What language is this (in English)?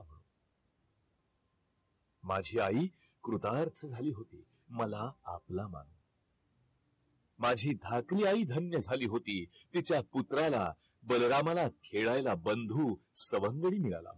Marathi